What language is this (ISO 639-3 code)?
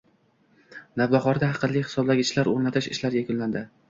uzb